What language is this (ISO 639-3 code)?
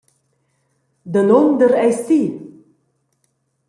roh